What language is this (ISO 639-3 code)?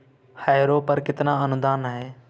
hin